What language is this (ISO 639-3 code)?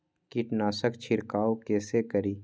mai